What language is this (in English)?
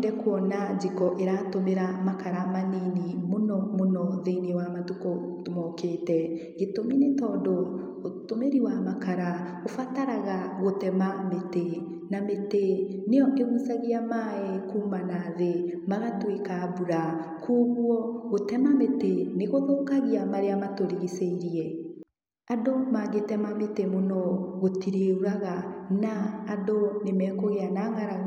Kikuyu